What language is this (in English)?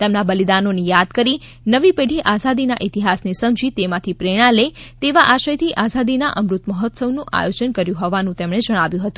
Gujarati